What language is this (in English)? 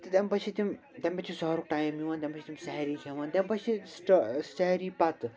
Kashmiri